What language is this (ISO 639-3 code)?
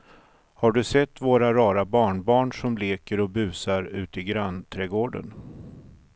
swe